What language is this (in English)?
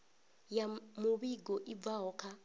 Venda